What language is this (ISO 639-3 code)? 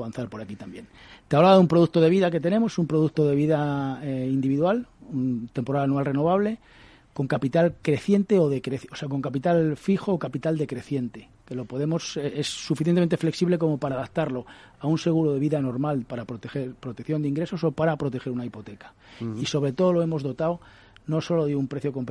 spa